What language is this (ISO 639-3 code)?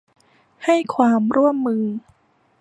tha